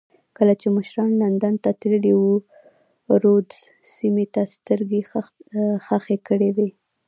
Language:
Pashto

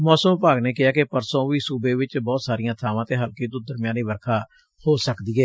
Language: Punjabi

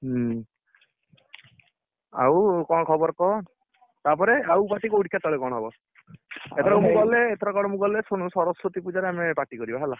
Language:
Odia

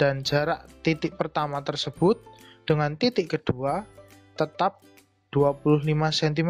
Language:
Indonesian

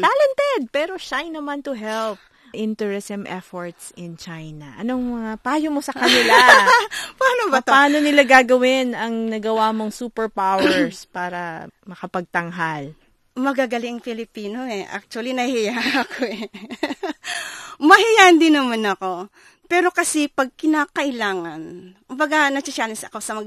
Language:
Filipino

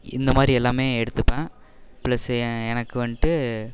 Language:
Tamil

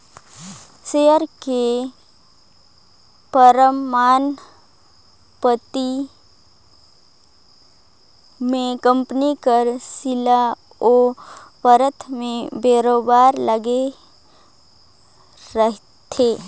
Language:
Chhattisgarhi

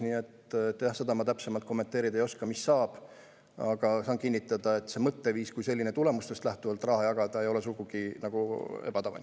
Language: Estonian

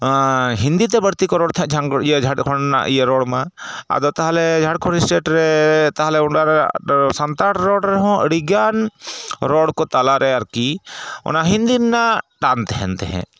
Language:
Santali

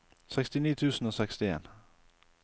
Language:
Norwegian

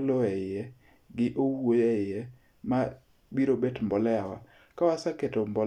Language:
Luo (Kenya and Tanzania)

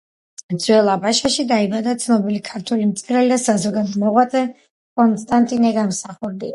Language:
Georgian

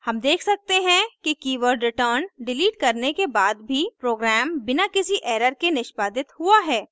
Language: Hindi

